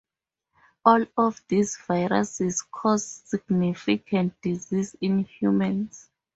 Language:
English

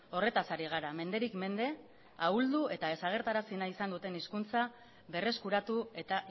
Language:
Basque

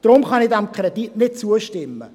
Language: Swiss German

